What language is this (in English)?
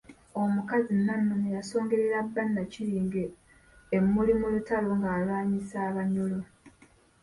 Ganda